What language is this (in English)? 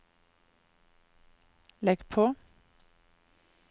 Norwegian